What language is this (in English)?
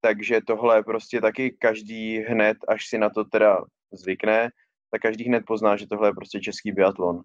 Czech